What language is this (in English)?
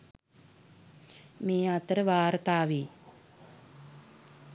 Sinhala